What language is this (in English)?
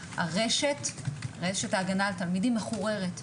Hebrew